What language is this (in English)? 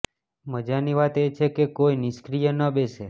Gujarati